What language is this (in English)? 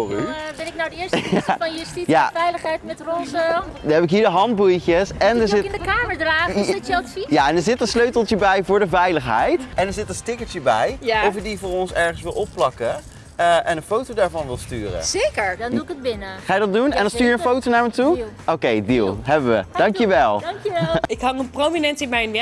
Dutch